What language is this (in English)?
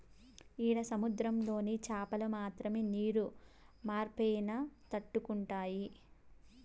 Telugu